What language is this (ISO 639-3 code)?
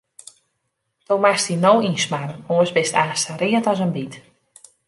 fry